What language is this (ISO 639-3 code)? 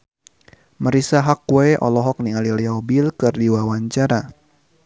sun